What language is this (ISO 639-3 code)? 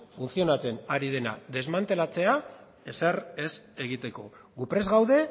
eus